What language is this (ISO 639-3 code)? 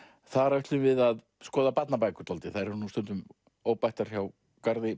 isl